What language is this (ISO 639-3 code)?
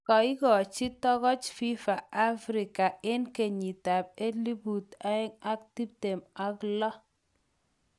kln